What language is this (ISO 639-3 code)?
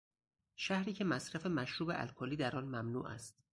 fas